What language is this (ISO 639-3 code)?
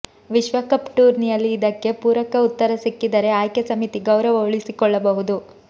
kan